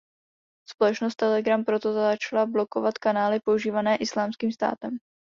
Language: Czech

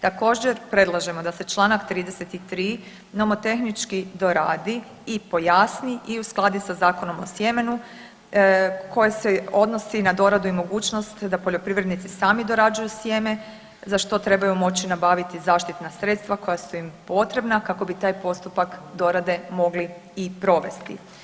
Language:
Croatian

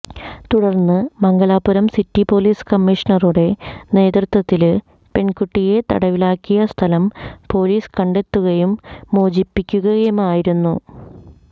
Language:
Malayalam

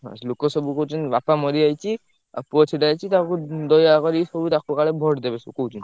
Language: Odia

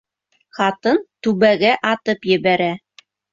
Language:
Bashkir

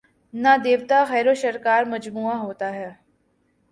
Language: Urdu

